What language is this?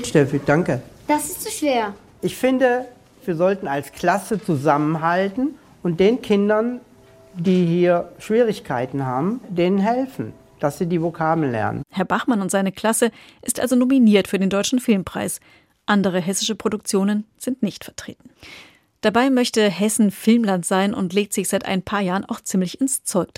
German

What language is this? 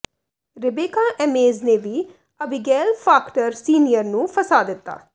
Punjabi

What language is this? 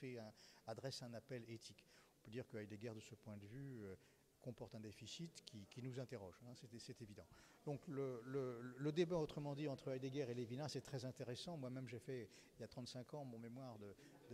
French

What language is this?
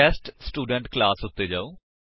Punjabi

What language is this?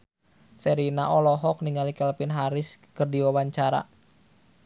Sundanese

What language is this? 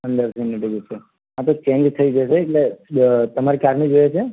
Gujarati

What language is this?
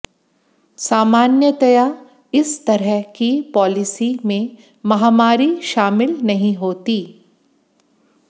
Hindi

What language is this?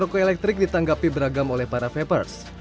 Indonesian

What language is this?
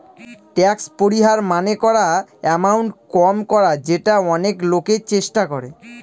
Bangla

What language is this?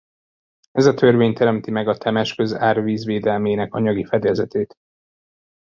Hungarian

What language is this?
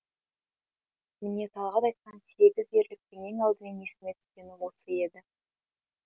Kazakh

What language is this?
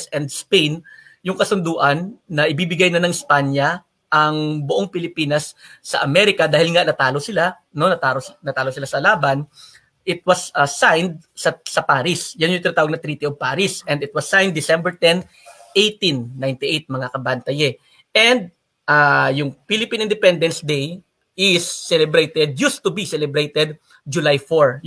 Filipino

